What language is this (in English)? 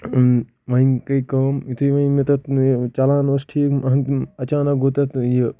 Kashmiri